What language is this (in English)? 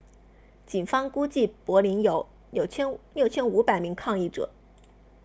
Chinese